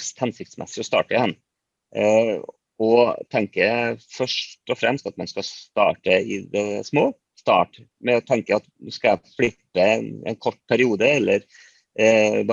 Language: Norwegian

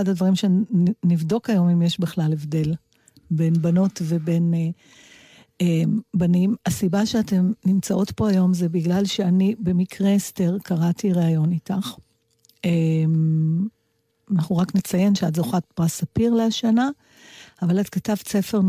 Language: Hebrew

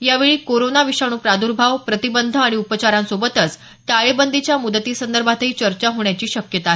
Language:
Marathi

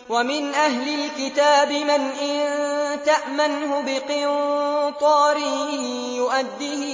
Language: Arabic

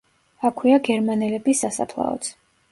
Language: Georgian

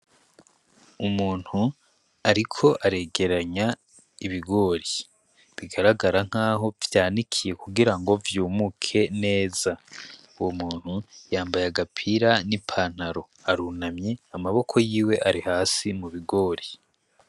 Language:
Rundi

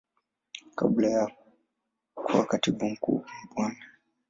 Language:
Swahili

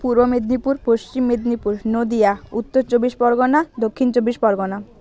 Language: Bangla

